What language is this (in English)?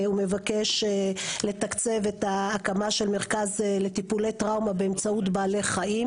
Hebrew